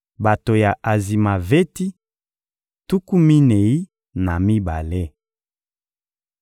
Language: Lingala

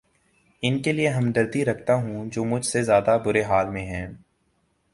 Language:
Urdu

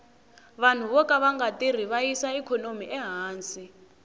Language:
Tsonga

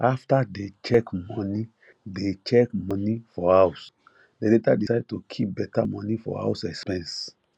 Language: Nigerian Pidgin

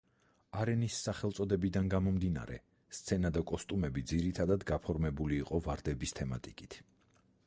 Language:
Georgian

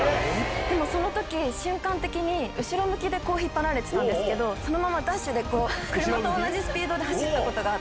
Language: Japanese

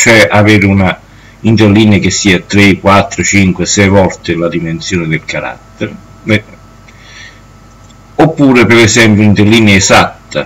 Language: Italian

